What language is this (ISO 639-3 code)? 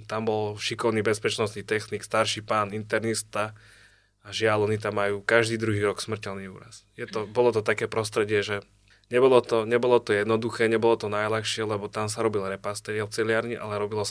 slk